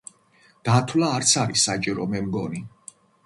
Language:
Georgian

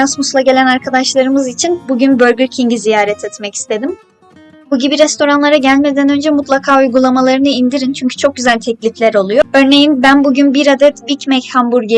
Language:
Turkish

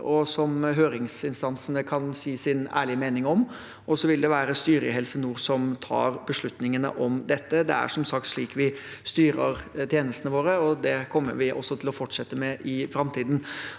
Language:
Norwegian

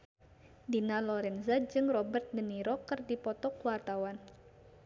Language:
Sundanese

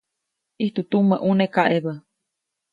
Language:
Copainalá Zoque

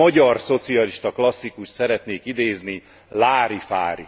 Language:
Hungarian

